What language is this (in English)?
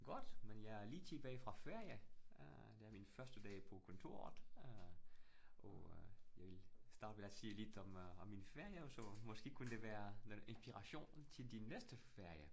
Danish